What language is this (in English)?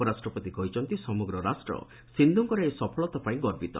Odia